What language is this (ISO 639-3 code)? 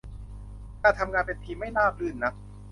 tha